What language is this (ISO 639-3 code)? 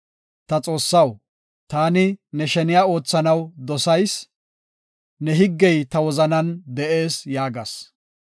gof